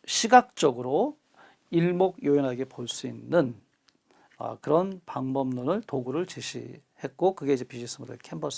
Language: Korean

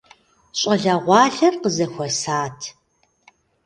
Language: Kabardian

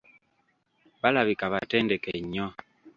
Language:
Ganda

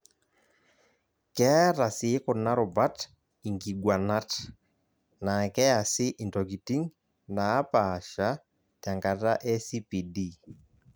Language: Masai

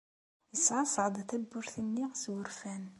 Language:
Kabyle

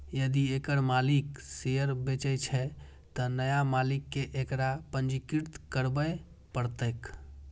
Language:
Maithili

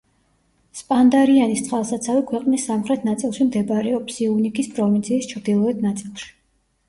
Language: Georgian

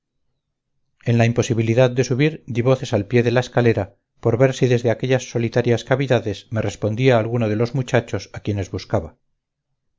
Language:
Spanish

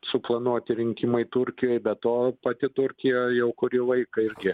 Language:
Lithuanian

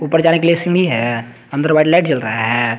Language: Hindi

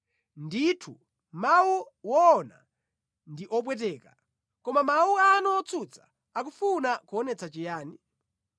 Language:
Nyanja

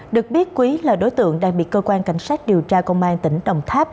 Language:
Vietnamese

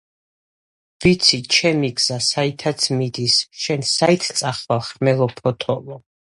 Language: Georgian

